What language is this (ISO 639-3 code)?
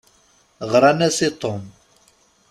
kab